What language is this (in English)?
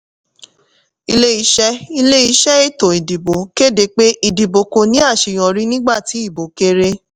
Yoruba